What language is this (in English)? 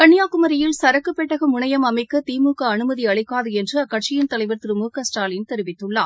Tamil